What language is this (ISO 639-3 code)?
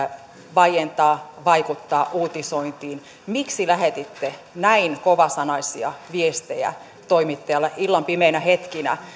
fin